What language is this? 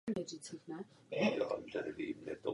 Czech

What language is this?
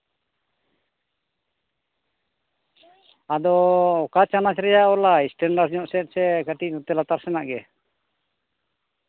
Santali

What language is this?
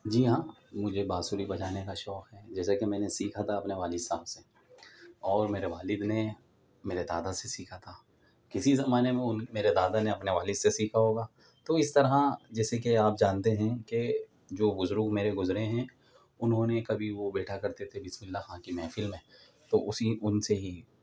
Urdu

